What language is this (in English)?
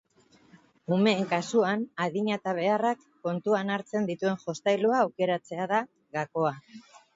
Basque